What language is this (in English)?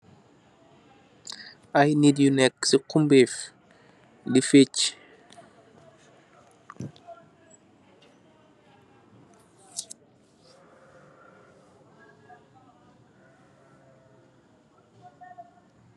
Wolof